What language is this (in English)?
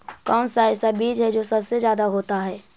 Magahi